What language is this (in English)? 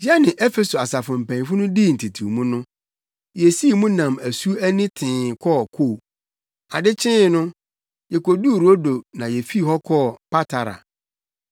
Akan